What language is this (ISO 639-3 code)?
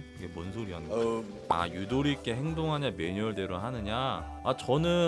kor